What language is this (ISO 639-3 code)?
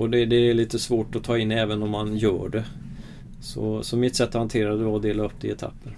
swe